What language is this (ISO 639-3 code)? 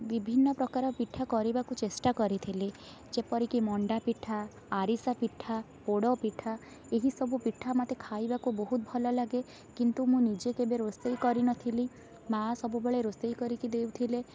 ori